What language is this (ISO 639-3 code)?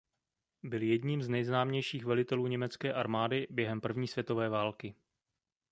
ces